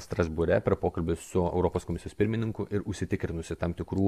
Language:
Lithuanian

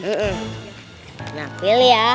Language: Indonesian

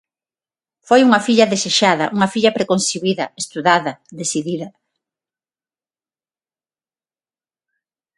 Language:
Galician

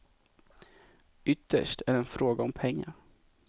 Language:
Swedish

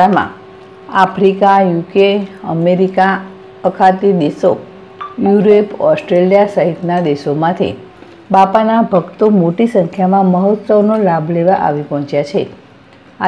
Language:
Gujarati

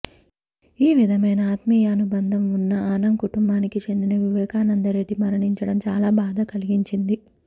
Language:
Telugu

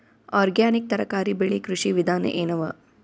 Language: Kannada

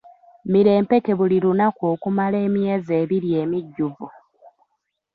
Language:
Ganda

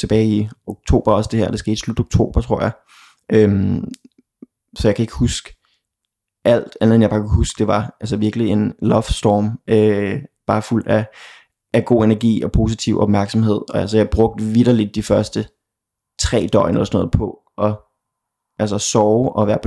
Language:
Danish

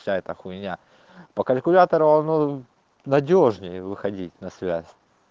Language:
Russian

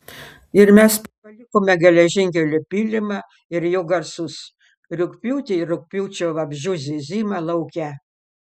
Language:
Lithuanian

